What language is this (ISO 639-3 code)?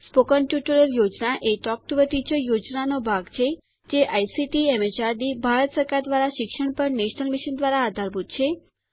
guj